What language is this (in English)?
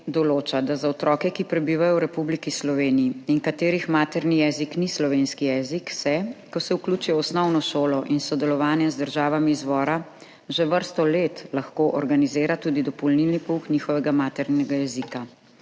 Slovenian